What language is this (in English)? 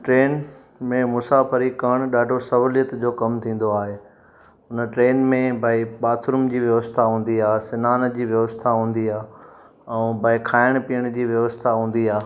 Sindhi